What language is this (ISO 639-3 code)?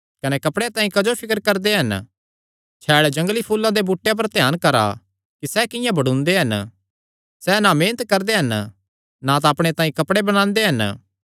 xnr